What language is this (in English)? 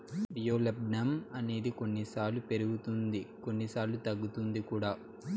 Telugu